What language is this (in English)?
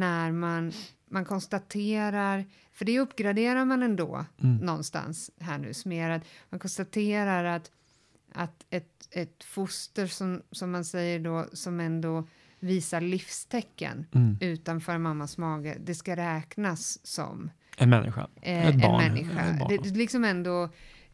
Swedish